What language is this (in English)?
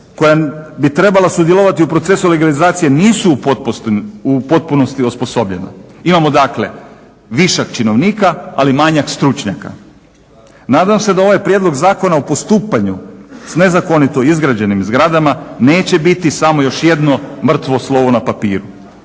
Croatian